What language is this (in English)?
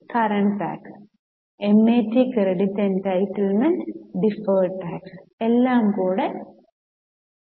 Malayalam